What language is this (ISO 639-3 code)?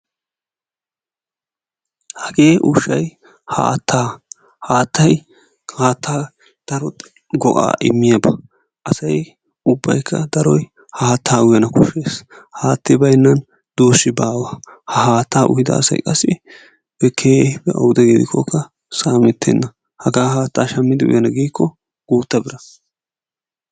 wal